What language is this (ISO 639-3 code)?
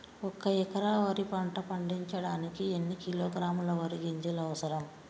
tel